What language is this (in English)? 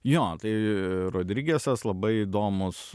Lithuanian